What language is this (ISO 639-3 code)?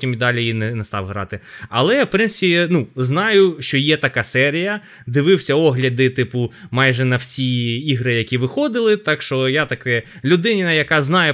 ukr